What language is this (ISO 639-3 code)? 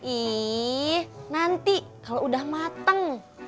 ind